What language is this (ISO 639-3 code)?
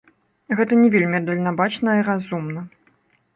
bel